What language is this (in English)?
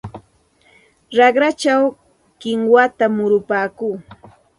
Santa Ana de Tusi Pasco Quechua